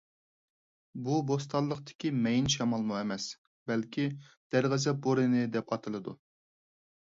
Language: Uyghur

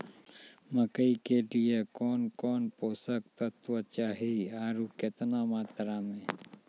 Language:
Maithili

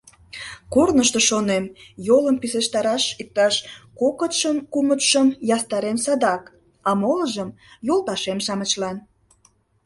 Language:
Mari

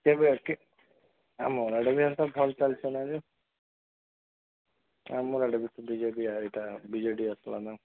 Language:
Odia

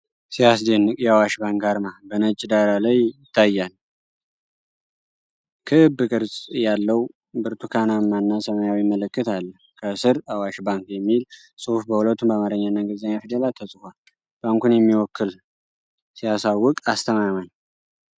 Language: Amharic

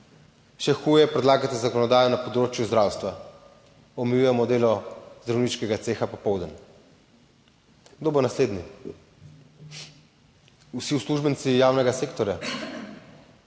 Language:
Slovenian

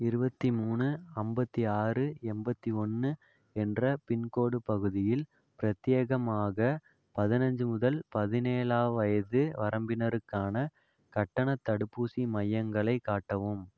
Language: Tamil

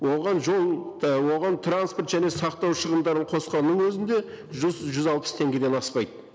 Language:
Kazakh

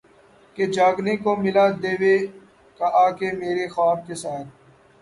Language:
Urdu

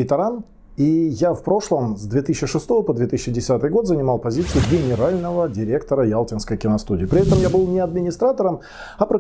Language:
Russian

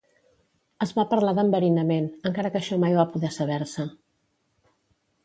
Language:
Catalan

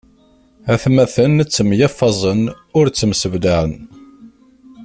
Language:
Kabyle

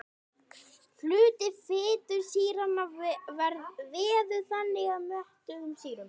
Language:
Icelandic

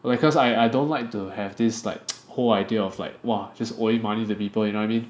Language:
English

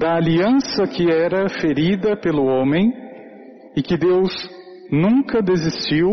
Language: Portuguese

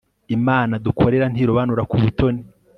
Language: Kinyarwanda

